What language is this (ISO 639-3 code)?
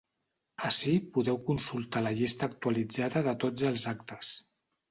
cat